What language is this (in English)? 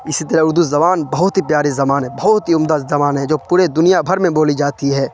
Urdu